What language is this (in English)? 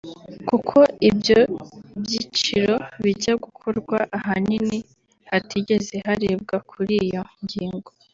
Kinyarwanda